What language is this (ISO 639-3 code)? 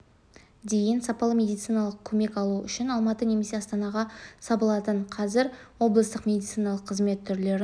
kaz